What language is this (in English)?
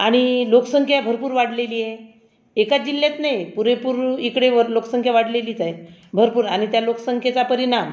Marathi